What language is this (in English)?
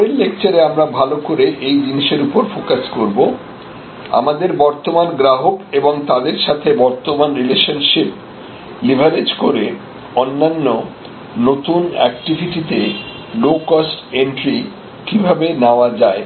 Bangla